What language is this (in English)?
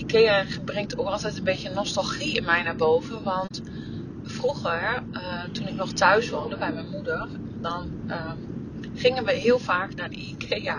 Dutch